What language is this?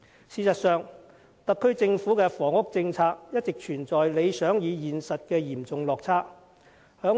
Cantonese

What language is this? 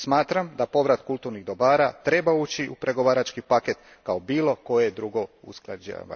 Croatian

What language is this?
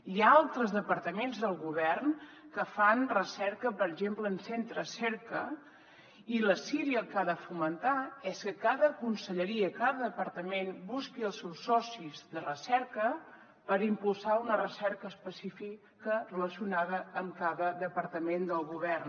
Catalan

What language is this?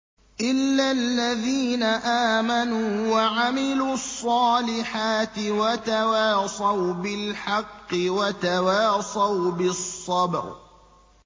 Arabic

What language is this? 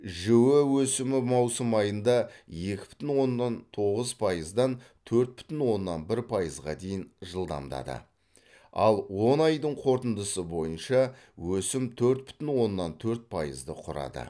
Kazakh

